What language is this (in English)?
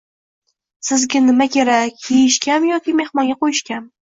Uzbek